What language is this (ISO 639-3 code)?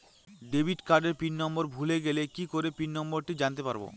ben